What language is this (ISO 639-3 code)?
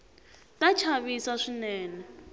tso